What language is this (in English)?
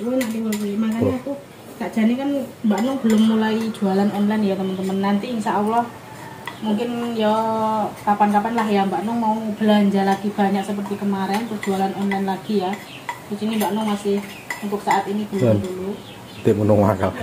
Indonesian